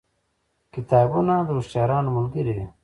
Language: Pashto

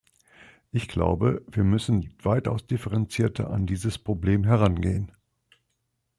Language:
German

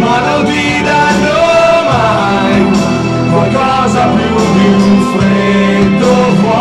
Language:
Italian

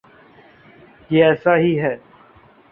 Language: Urdu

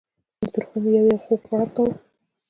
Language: Pashto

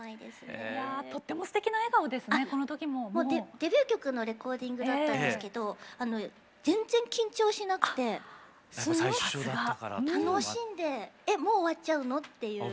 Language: Japanese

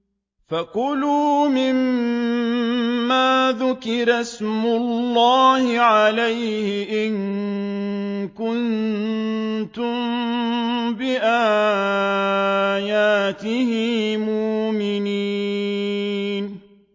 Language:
Arabic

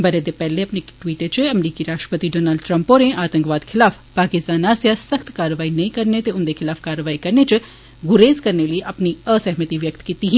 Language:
Dogri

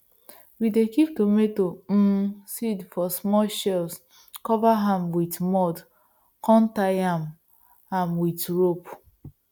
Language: Nigerian Pidgin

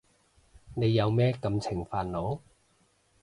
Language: Cantonese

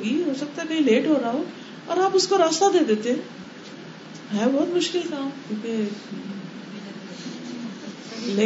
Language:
Urdu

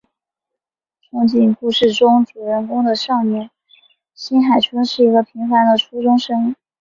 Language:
Chinese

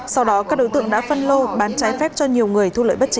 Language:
Vietnamese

